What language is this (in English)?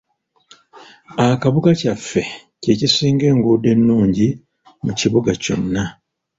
Ganda